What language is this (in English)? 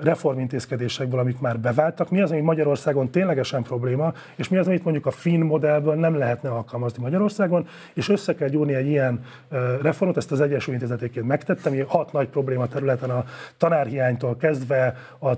Hungarian